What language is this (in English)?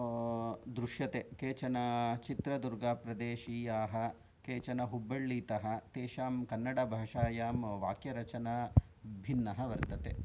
Sanskrit